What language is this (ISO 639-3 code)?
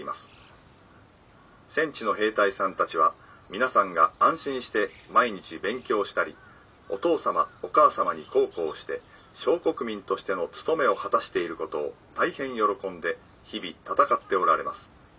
jpn